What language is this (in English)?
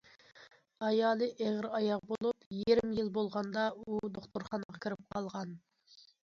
Uyghur